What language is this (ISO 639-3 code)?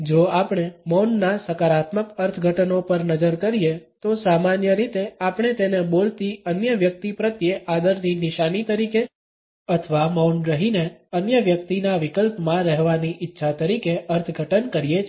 guj